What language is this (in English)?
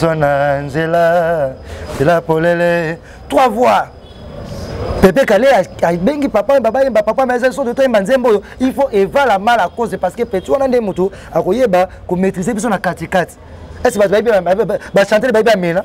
French